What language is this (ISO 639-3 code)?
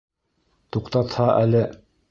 bak